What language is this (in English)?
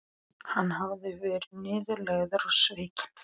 Icelandic